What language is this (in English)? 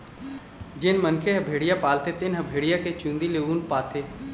Chhattisgarhi